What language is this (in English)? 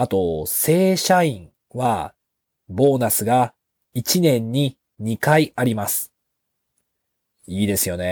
Japanese